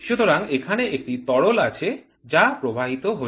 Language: Bangla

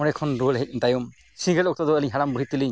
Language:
Santali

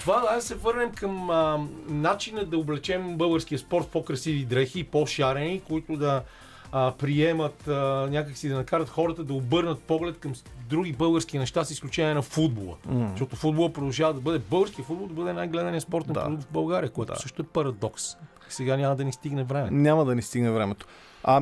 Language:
Bulgarian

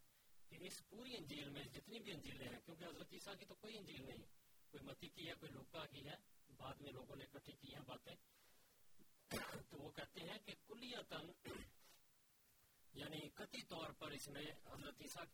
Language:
Urdu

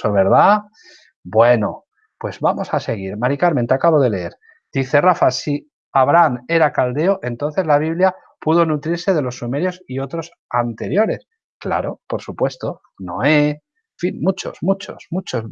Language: Spanish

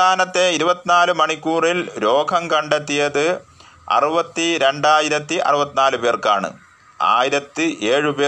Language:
Malayalam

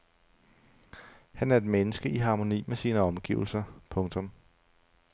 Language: Danish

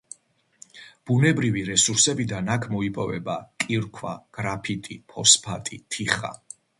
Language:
Georgian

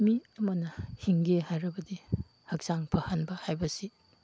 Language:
Manipuri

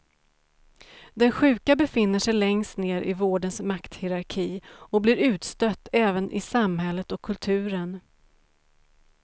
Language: Swedish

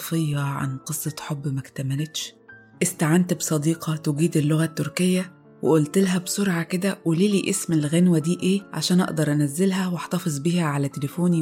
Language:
Arabic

